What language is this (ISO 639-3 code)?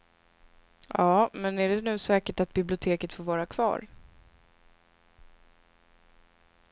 swe